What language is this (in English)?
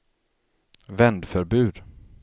Swedish